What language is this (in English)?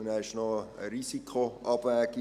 Swiss German